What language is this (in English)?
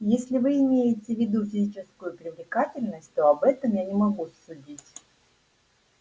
Russian